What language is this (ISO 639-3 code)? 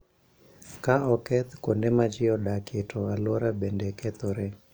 luo